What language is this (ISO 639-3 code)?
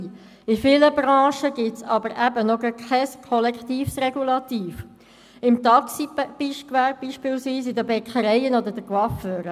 gsw